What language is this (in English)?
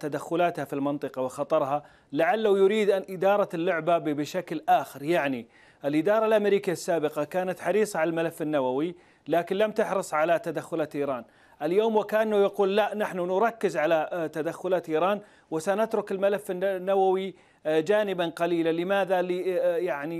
Arabic